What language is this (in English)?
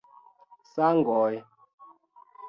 Esperanto